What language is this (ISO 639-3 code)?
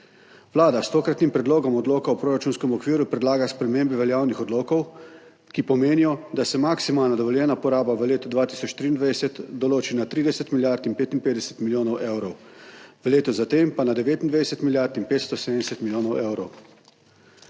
slv